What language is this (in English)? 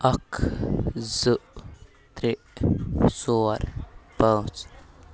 Kashmiri